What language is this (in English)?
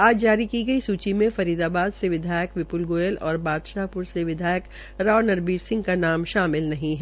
Hindi